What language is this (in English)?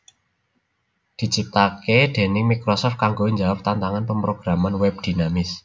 Javanese